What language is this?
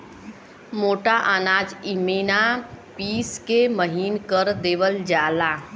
Bhojpuri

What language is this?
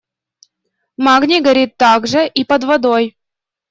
Russian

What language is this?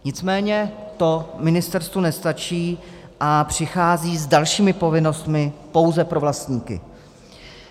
Czech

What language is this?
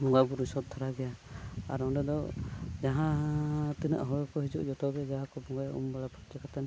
Santali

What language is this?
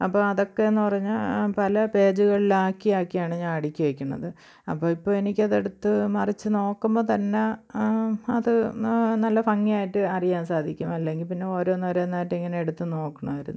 Malayalam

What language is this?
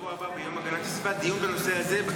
Hebrew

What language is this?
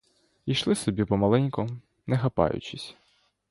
Ukrainian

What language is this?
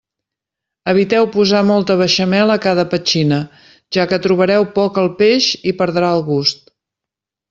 Catalan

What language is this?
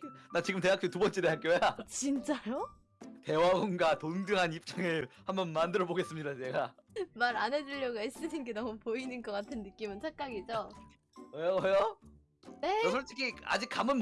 Korean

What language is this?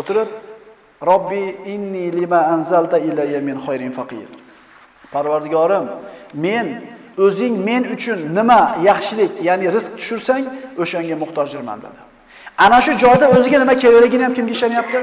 Turkish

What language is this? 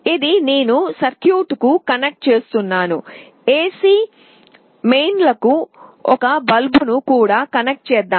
Telugu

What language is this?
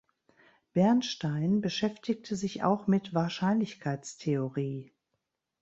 German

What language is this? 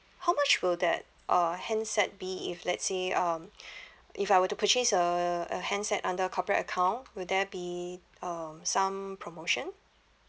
English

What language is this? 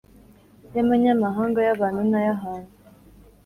Kinyarwanda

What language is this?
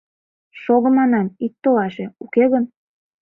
Mari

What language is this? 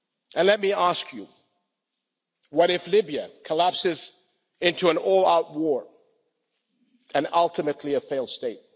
English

